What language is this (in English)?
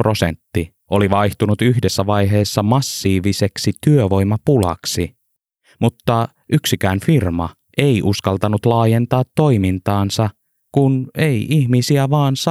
Finnish